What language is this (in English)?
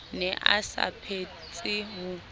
Southern Sotho